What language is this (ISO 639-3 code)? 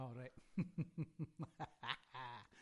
cym